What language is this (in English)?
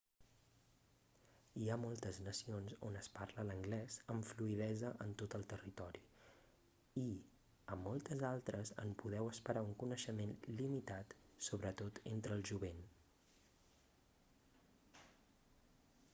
Catalan